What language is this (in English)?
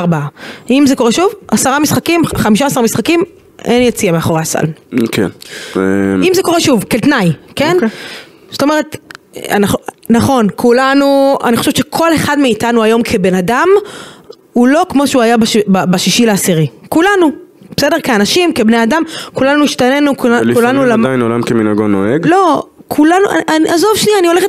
Hebrew